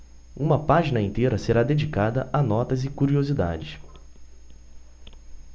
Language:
Portuguese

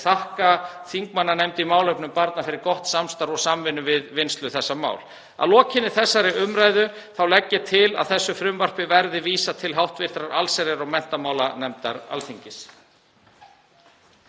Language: Icelandic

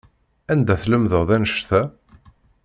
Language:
Kabyle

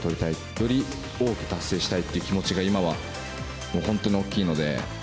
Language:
Japanese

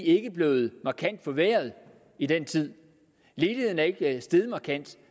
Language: Danish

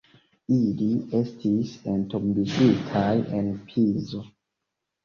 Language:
Esperanto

